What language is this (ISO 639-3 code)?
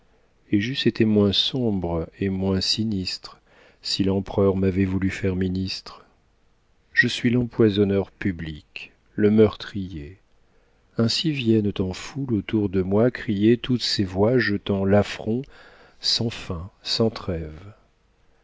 fra